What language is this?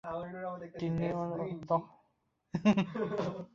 Bangla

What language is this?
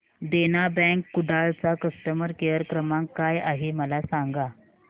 Marathi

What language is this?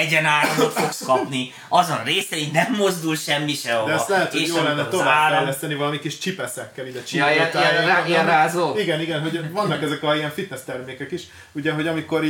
Hungarian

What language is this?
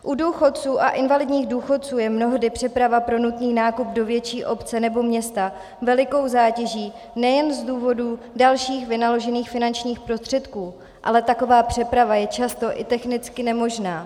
Czech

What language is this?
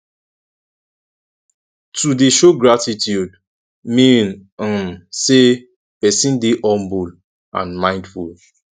Nigerian Pidgin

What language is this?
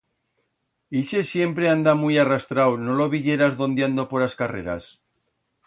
Aragonese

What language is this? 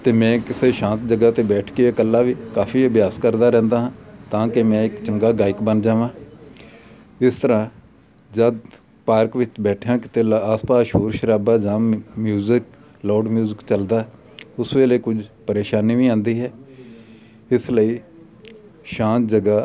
Punjabi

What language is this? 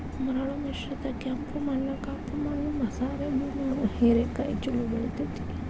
Kannada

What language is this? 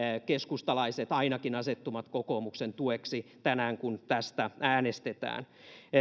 Finnish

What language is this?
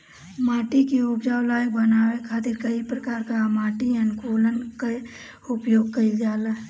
Bhojpuri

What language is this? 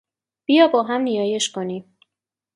Persian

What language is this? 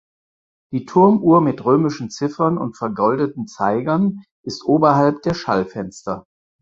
German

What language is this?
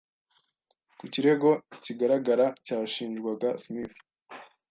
Kinyarwanda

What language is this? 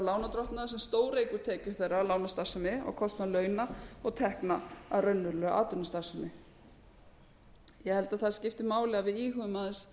Icelandic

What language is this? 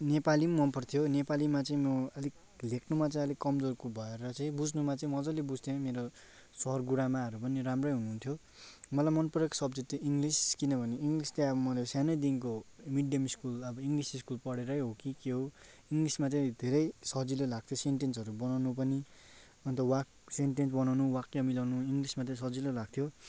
Nepali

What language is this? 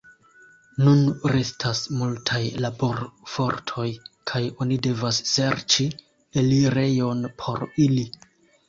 Esperanto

